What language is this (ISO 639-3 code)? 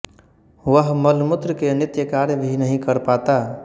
hin